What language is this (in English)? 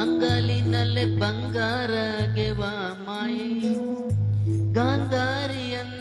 Kannada